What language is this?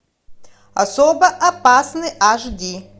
Russian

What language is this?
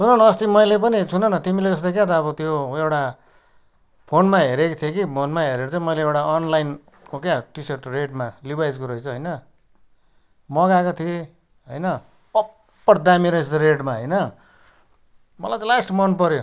Nepali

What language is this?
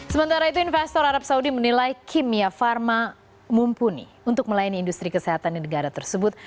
Indonesian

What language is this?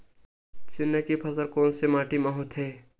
Chhattisgarhi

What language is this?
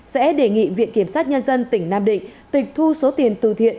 Vietnamese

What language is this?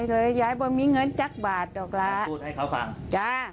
Thai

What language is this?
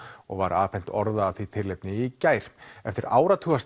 Icelandic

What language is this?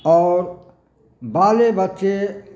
Maithili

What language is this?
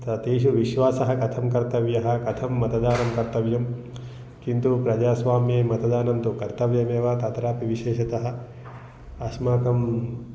Sanskrit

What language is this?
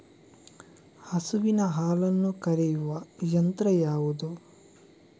Kannada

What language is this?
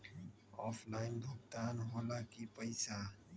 Magahi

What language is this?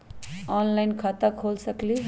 Magahi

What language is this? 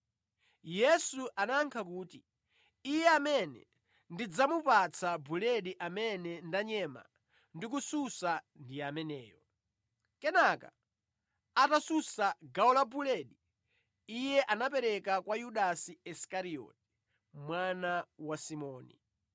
Nyanja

